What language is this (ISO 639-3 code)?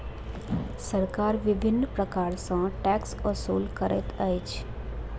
mai